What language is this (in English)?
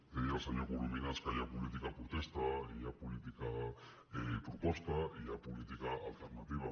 Catalan